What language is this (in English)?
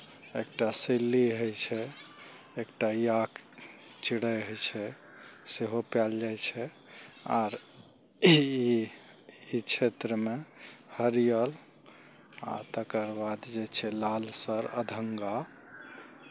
Maithili